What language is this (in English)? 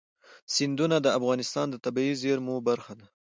Pashto